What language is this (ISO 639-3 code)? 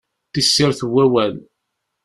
kab